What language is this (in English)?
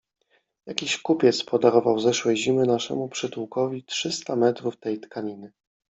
Polish